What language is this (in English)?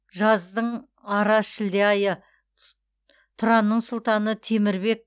Kazakh